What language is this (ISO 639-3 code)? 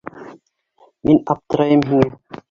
bak